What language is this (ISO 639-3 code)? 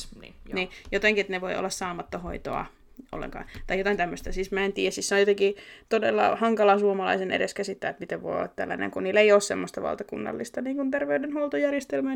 fin